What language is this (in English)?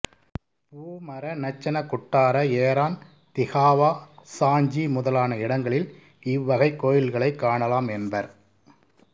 Tamil